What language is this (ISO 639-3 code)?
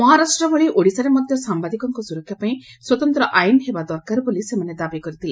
ori